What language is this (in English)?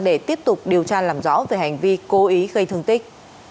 Vietnamese